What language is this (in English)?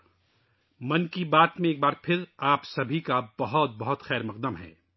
Urdu